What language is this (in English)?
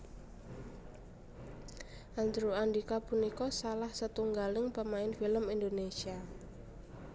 Javanese